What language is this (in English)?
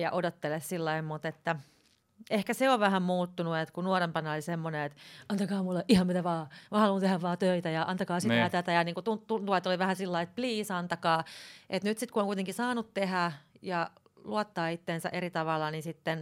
Finnish